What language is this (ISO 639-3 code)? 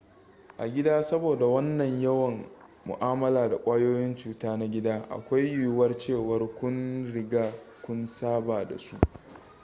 hau